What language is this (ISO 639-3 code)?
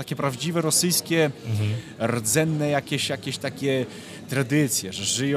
pol